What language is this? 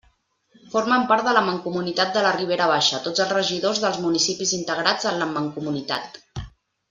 Catalan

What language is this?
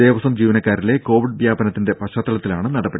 Malayalam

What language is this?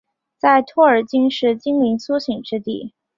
Chinese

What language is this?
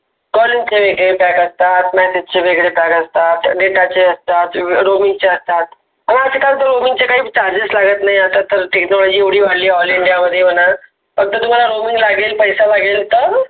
Marathi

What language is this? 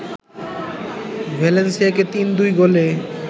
Bangla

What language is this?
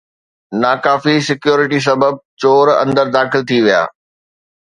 Sindhi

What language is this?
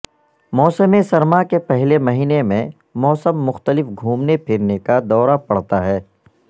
Urdu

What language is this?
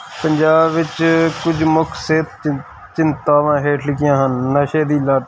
Punjabi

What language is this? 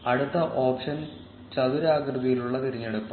Malayalam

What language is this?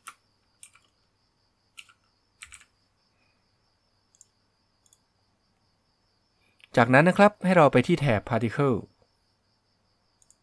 Thai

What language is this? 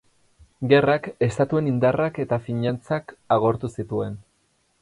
Basque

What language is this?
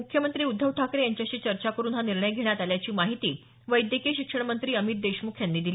Marathi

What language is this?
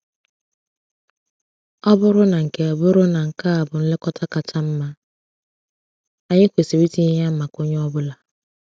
Igbo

